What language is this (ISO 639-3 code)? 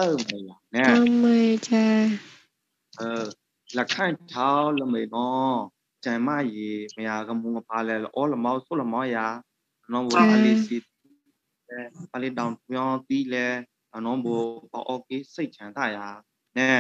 tha